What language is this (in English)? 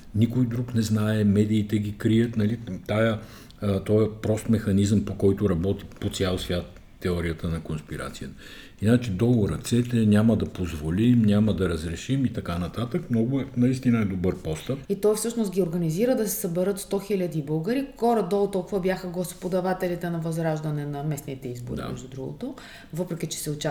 Bulgarian